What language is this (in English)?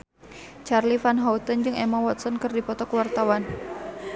Sundanese